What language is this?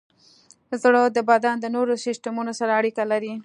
Pashto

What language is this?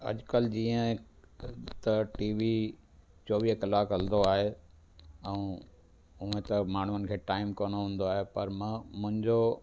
Sindhi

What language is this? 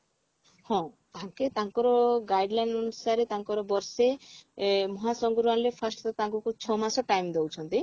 Odia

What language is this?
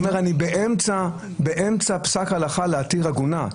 Hebrew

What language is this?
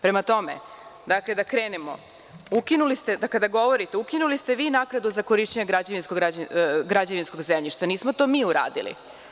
Serbian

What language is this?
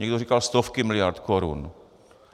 Czech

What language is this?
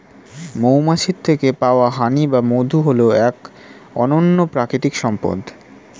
Bangla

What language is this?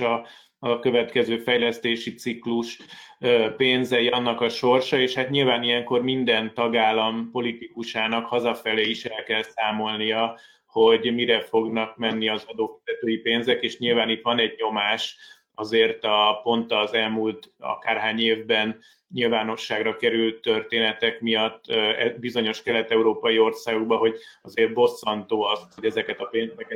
Hungarian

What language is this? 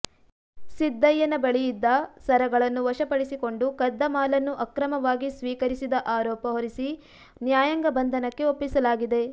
Kannada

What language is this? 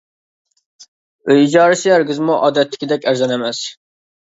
Uyghur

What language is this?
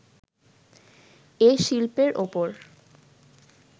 Bangla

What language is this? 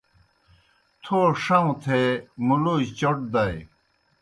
Kohistani Shina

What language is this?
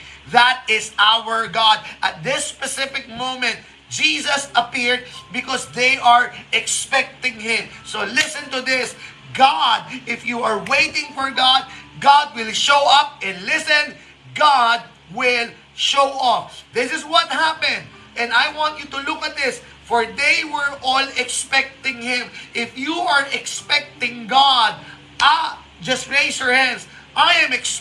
Filipino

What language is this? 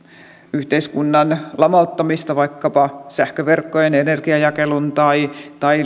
Finnish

